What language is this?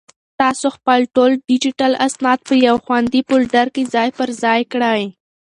Pashto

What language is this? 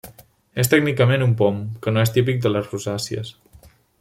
Catalan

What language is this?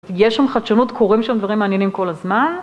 Hebrew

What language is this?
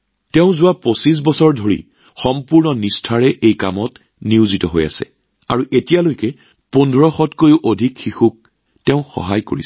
Assamese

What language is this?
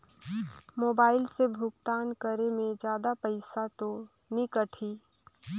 Chhattisgarhi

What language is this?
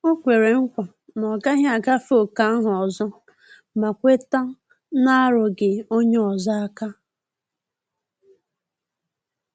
Igbo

